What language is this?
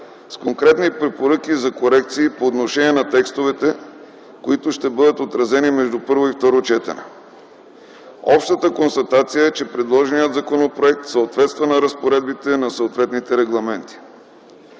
Bulgarian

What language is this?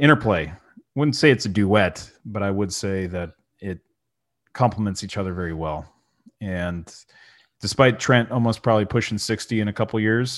English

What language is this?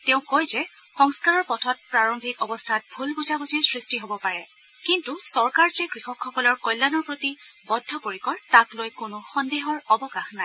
Assamese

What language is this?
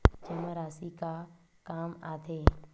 Chhattisgarhi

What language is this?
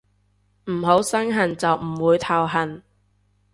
Cantonese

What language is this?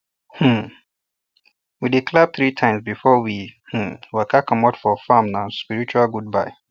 Nigerian Pidgin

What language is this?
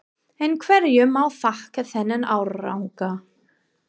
Icelandic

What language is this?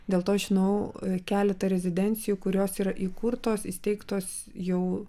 Lithuanian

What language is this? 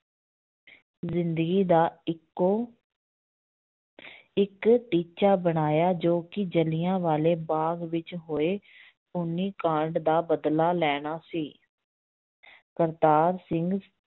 Punjabi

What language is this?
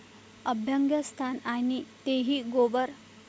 Marathi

